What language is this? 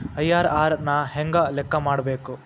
Kannada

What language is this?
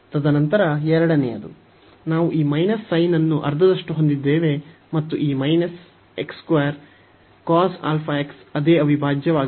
Kannada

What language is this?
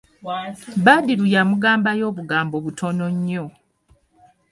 Ganda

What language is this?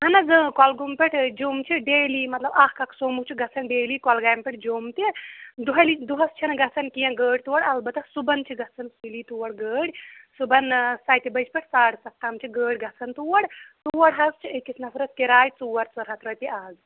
Kashmiri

